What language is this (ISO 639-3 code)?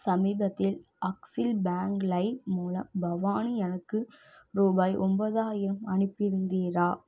tam